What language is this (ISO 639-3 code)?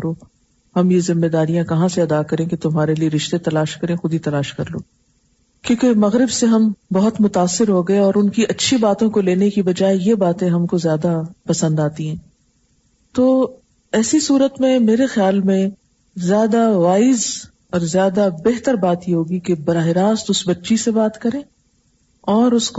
urd